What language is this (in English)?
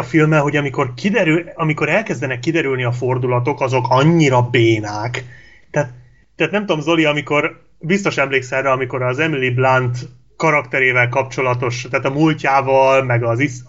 Hungarian